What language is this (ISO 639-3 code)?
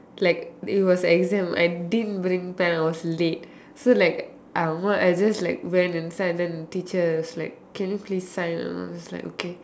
eng